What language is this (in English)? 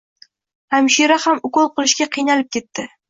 Uzbek